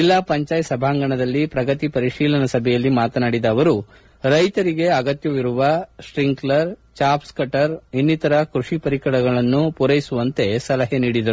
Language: Kannada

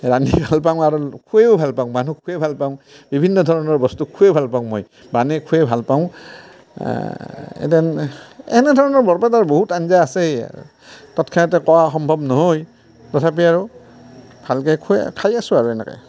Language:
Assamese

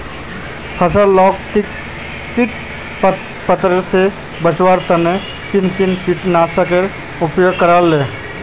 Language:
Magahi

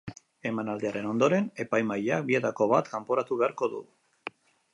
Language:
Basque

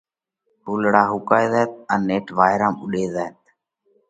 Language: Parkari Koli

